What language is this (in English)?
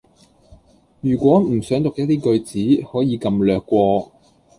Cantonese